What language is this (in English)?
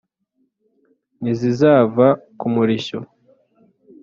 Kinyarwanda